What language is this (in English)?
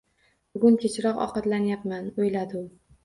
Uzbek